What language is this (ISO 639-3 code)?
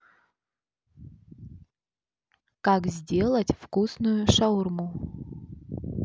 rus